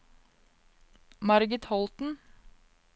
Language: Norwegian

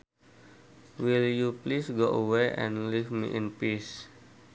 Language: Sundanese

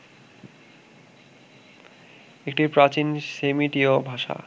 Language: Bangla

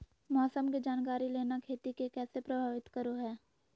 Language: Magahi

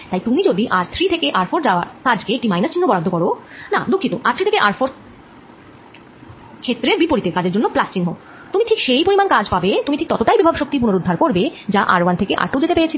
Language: Bangla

